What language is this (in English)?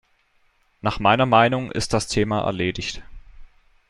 German